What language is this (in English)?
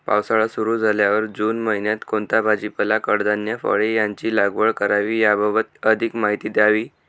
Marathi